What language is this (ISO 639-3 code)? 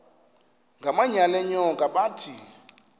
xho